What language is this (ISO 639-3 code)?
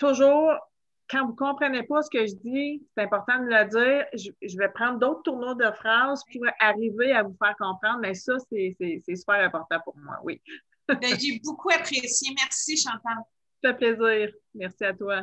fra